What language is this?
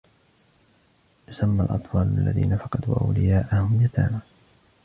Arabic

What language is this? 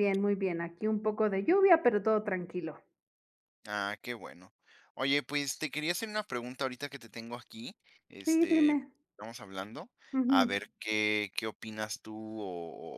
Spanish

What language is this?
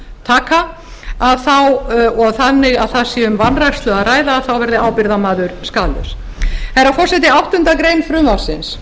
Icelandic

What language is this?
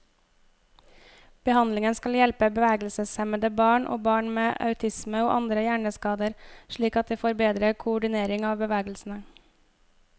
Norwegian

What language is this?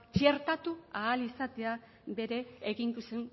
Basque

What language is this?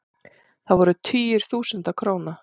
Icelandic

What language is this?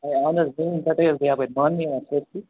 Kashmiri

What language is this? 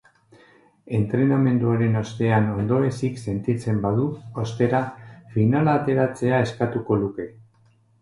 Basque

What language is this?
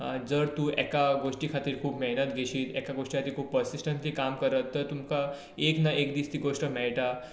Konkani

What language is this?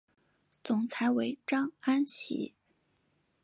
Chinese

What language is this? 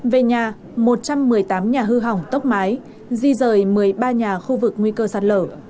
Vietnamese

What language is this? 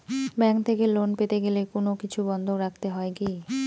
Bangla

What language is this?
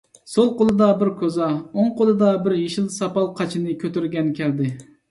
Uyghur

